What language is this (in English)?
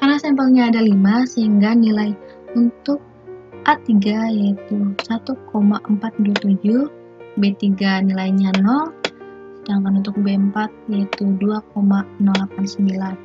Indonesian